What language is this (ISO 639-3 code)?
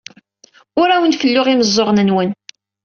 kab